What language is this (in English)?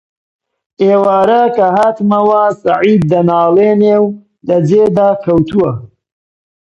Central Kurdish